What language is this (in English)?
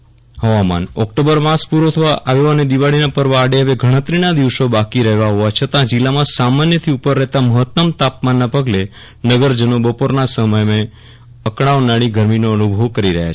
Gujarati